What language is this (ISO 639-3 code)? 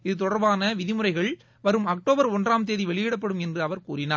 tam